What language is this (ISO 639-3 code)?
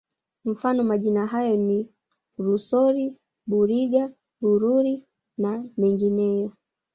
swa